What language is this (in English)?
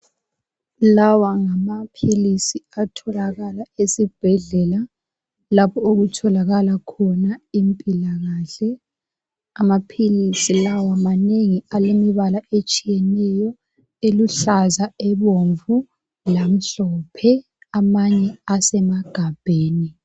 North Ndebele